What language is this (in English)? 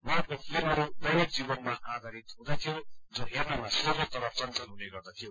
Nepali